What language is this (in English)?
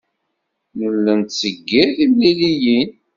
Kabyle